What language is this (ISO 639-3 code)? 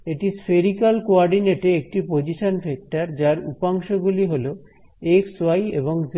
ben